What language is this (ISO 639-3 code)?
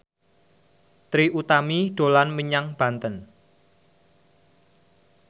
jav